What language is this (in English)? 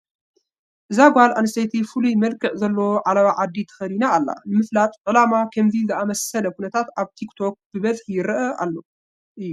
Tigrinya